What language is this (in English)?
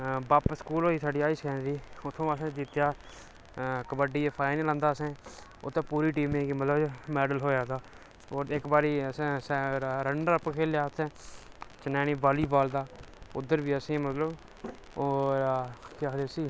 Dogri